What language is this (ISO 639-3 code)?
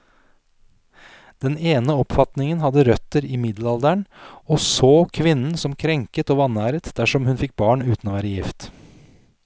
nor